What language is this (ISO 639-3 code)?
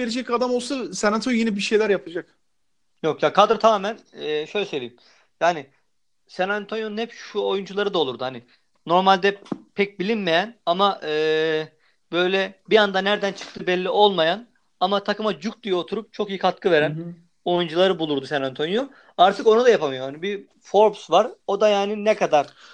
tur